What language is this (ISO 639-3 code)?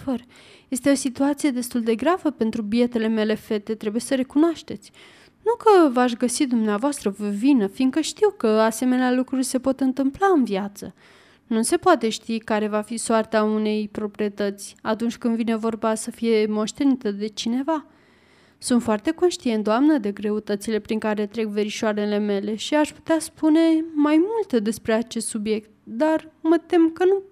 ron